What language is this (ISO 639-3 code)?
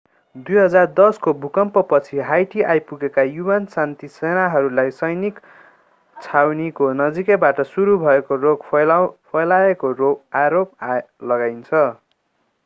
nep